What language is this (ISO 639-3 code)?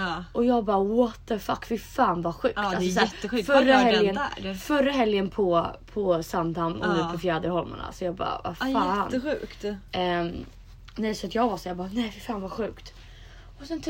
swe